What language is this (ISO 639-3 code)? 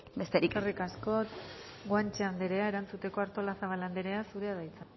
eus